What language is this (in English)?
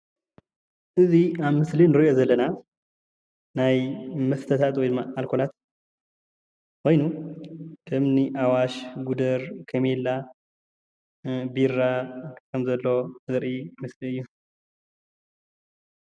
Tigrinya